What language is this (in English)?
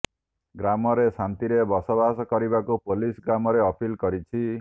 Odia